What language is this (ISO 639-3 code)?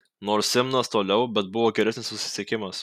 lit